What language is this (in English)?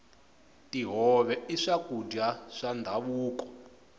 Tsonga